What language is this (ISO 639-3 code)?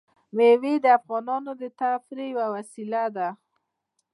pus